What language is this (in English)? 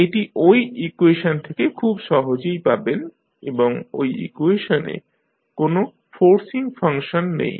Bangla